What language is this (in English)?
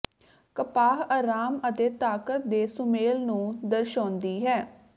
Punjabi